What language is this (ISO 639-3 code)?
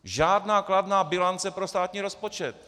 ces